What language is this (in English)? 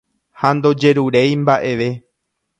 Guarani